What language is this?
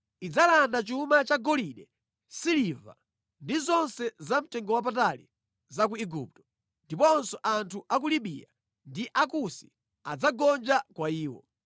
Nyanja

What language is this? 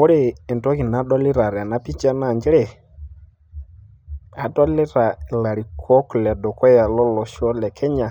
Masai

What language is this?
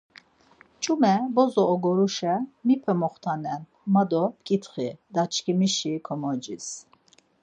Laz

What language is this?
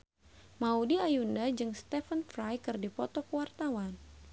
Sundanese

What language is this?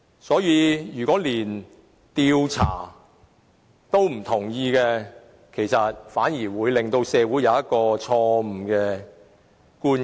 Cantonese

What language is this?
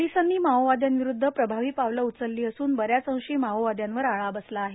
Marathi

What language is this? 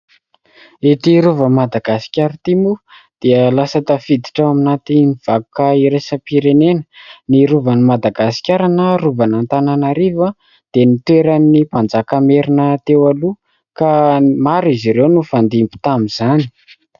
Malagasy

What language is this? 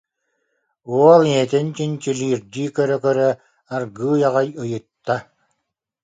Yakut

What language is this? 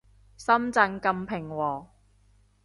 Cantonese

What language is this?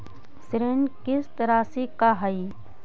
Magahi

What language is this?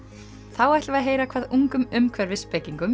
Icelandic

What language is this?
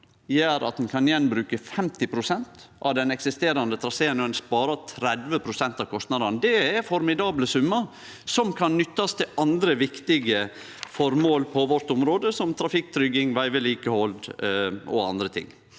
Norwegian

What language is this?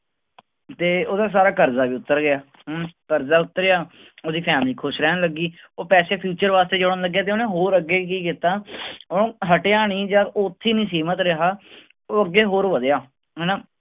Punjabi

